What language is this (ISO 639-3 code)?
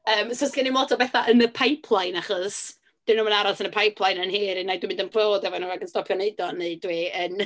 cym